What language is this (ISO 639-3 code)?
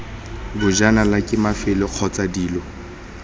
tsn